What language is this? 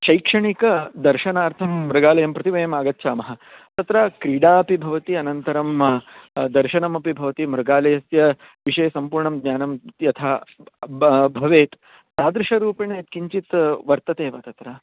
Sanskrit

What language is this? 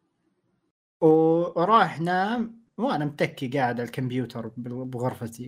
Arabic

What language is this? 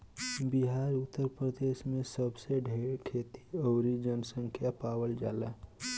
Bhojpuri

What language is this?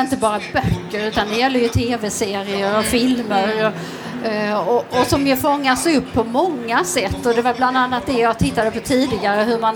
Swedish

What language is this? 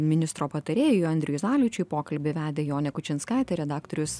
Lithuanian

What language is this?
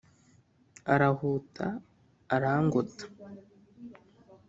Kinyarwanda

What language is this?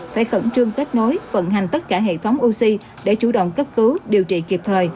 Vietnamese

